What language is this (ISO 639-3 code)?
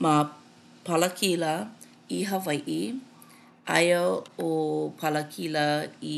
haw